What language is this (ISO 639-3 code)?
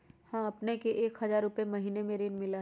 mag